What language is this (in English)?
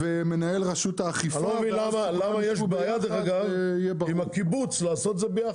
Hebrew